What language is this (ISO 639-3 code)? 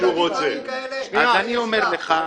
heb